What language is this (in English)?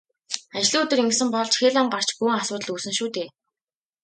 Mongolian